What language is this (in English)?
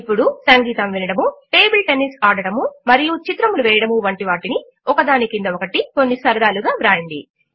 Telugu